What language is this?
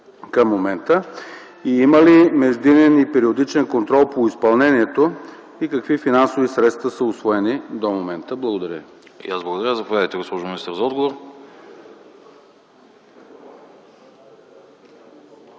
Bulgarian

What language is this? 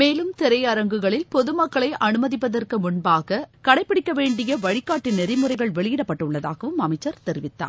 Tamil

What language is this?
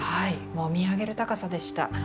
Japanese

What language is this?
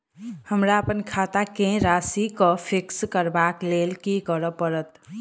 Maithili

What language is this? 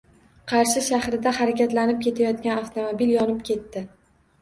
Uzbek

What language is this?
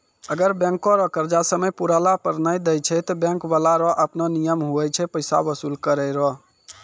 Maithili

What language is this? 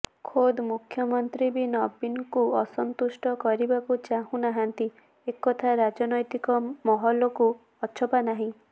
Odia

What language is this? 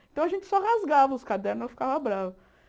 Portuguese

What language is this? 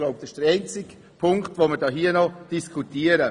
Swiss German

